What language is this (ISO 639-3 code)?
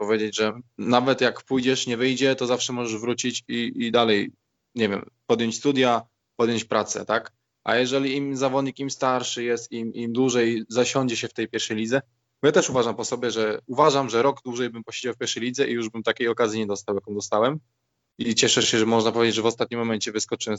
pol